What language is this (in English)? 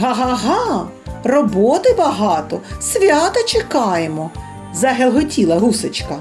Ukrainian